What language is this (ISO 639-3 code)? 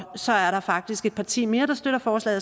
dan